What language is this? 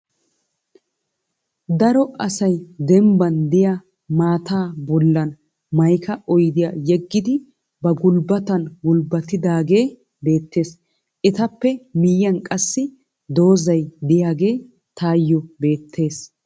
Wolaytta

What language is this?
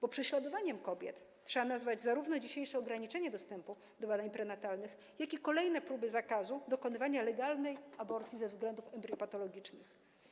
Polish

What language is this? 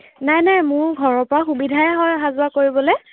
Assamese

